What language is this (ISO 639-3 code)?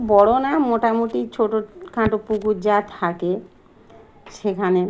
ben